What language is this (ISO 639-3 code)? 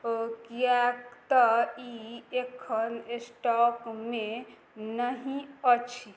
mai